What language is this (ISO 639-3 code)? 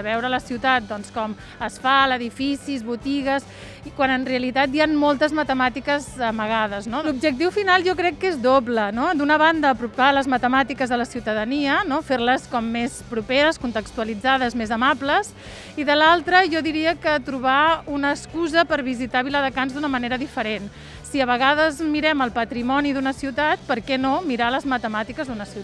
cat